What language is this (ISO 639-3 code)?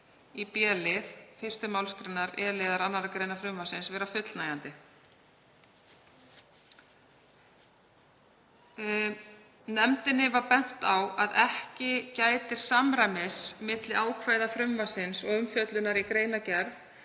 isl